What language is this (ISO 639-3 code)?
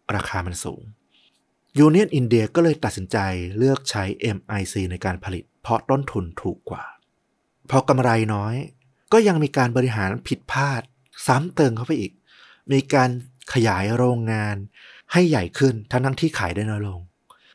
tha